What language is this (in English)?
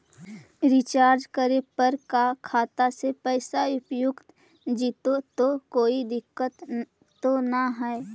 Magahi